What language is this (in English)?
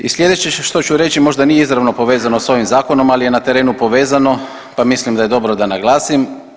Croatian